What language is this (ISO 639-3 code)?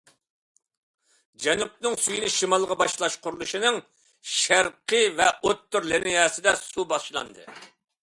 uig